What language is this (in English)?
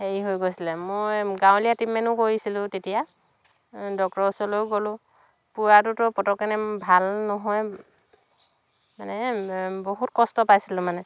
Assamese